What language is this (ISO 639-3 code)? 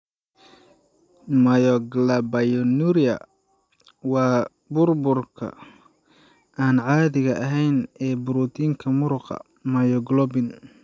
som